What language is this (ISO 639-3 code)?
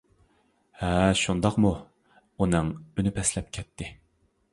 uig